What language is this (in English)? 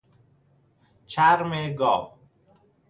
Persian